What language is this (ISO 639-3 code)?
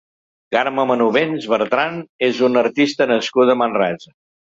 cat